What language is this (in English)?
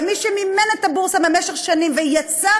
Hebrew